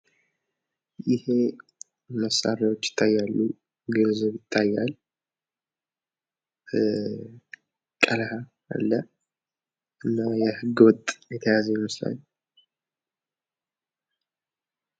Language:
Amharic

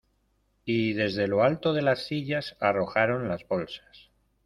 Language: Spanish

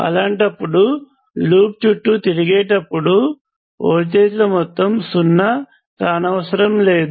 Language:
Telugu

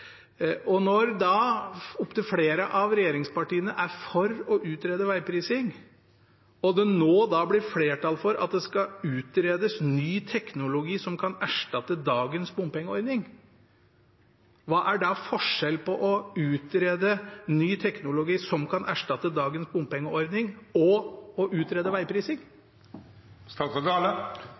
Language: Norwegian Bokmål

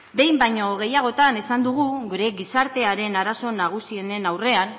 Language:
Basque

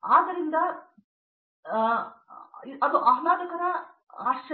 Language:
Kannada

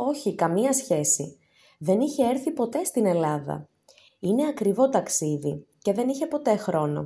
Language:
Greek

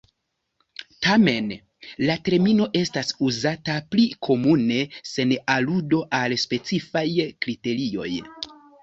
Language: Esperanto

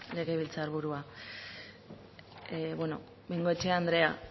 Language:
Basque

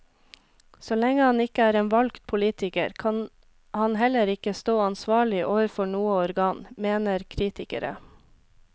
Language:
Norwegian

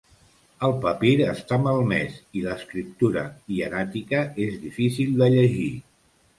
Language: Catalan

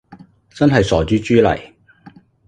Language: Cantonese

